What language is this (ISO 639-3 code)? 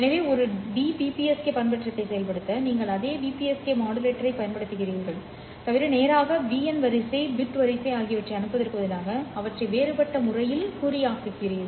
tam